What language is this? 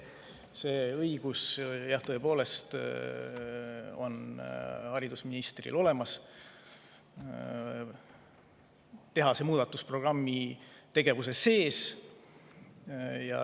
Estonian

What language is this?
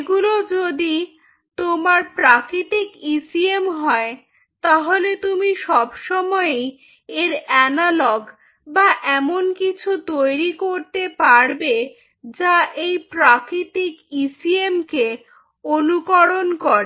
Bangla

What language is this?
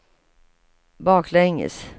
Swedish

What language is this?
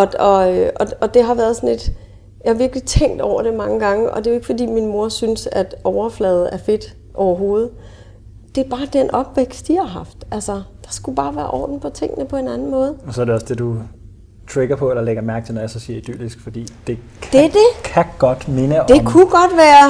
Danish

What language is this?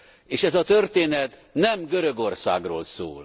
Hungarian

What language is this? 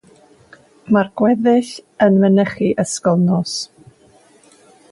Welsh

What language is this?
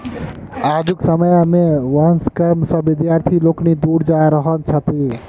Maithili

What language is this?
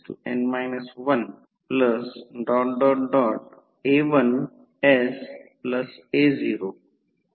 Marathi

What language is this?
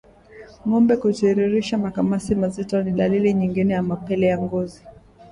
Swahili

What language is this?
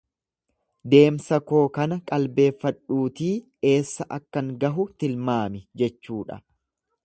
Oromo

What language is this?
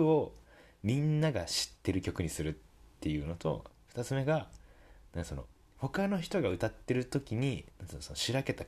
Japanese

